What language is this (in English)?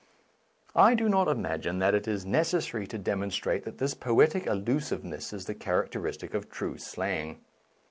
English